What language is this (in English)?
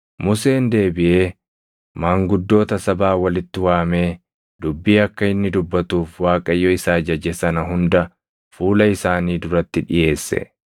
Oromo